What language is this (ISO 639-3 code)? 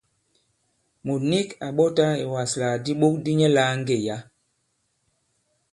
abb